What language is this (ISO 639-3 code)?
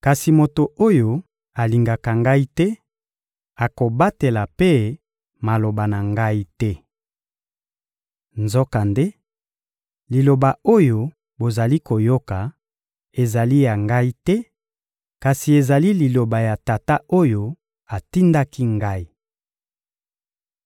lin